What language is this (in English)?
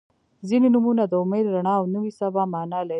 Pashto